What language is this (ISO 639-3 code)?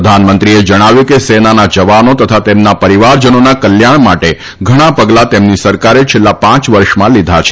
guj